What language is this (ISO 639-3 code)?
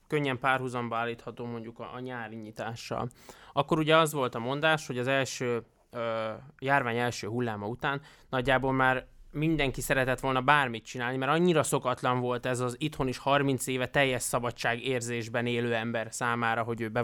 hun